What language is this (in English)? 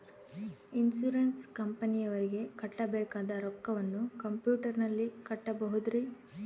Kannada